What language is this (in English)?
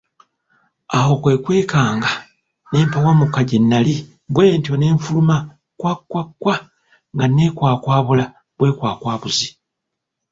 Ganda